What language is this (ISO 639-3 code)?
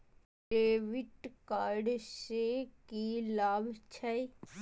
mai